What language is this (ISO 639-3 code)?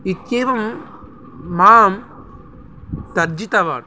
san